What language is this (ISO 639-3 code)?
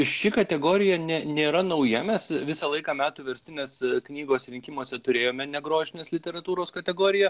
lit